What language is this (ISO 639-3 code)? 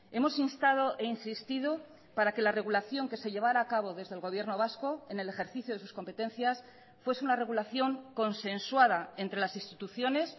spa